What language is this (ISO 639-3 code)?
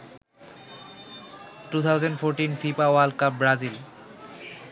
ben